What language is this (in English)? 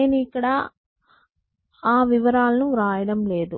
Telugu